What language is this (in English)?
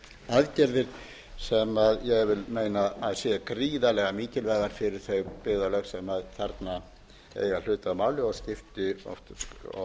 Icelandic